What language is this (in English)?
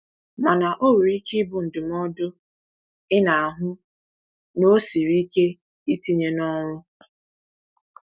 Igbo